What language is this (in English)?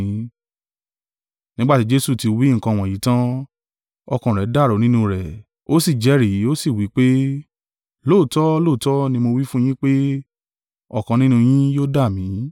Yoruba